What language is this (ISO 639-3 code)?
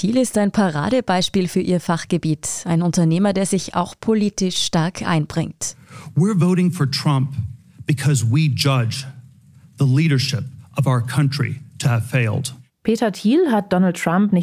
deu